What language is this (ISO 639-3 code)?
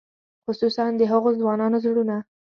pus